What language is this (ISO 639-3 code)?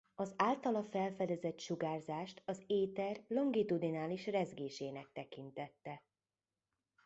hun